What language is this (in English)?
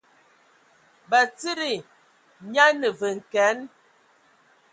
Ewondo